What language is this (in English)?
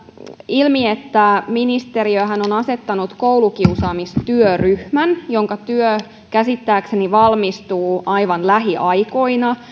Finnish